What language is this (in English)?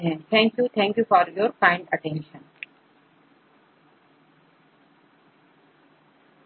Hindi